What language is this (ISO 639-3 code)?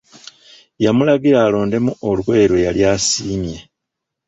lug